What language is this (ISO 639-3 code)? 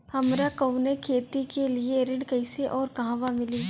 bho